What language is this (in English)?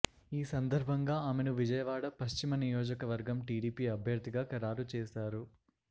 Telugu